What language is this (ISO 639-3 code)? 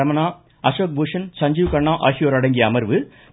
tam